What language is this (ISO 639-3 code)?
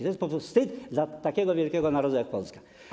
pol